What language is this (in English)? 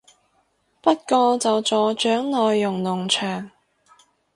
Cantonese